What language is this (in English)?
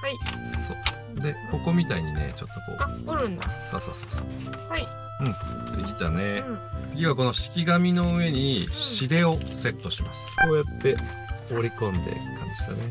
Japanese